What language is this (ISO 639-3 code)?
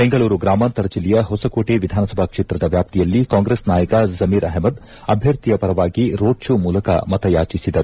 kan